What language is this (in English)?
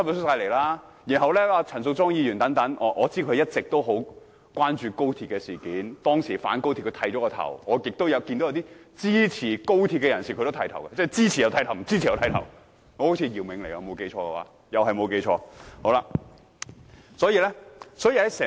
Cantonese